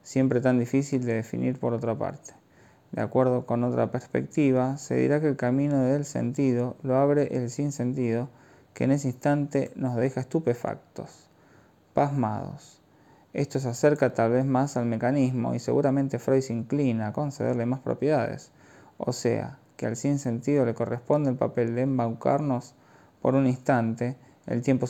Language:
Spanish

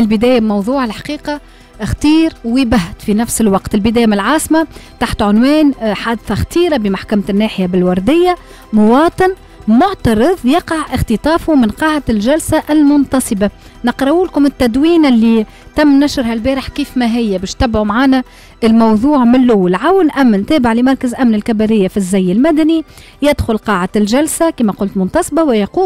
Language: Arabic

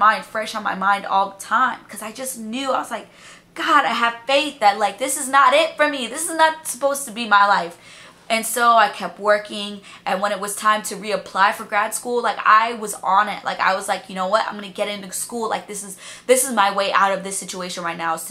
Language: English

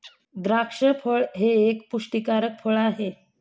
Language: Marathi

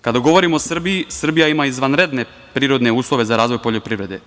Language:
Serbian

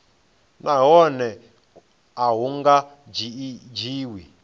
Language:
Venda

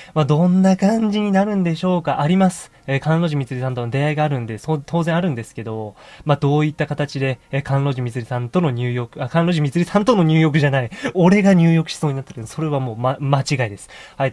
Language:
Japanese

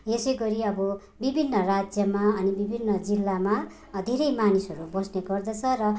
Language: Nepali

